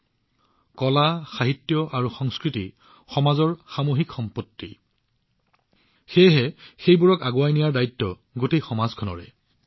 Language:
Assamese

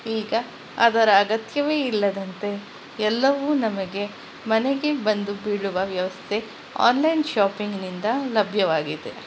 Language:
Kannada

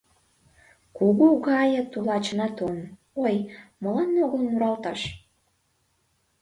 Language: Mari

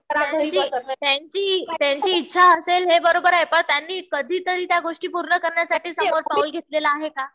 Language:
Marathi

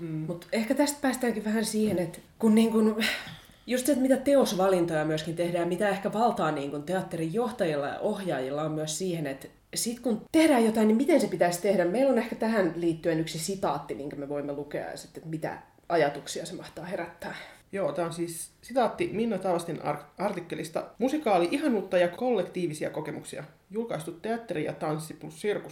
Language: Finnish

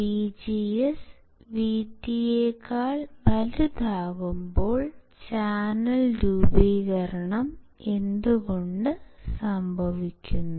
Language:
Malayalam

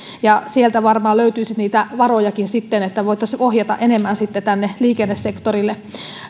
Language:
Finnish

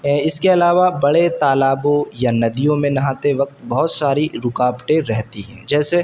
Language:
Urdu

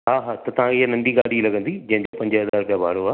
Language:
Sindhi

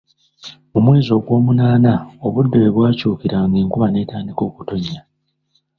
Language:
Ganda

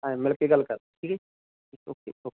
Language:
Punjabi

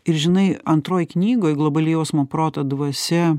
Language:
Lithuanian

